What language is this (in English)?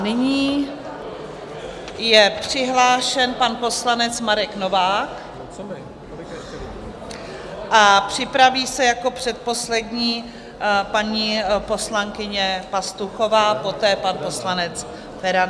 Czech